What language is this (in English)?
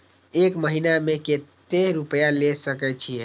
Maithili